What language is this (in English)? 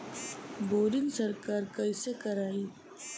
Bhojpuri